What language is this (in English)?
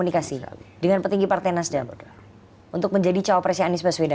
Indonesian